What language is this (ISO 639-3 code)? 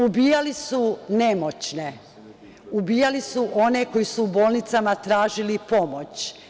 srp